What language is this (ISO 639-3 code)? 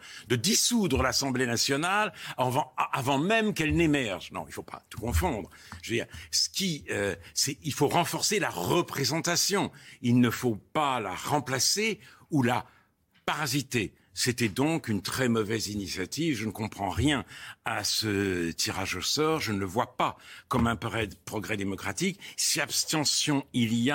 fra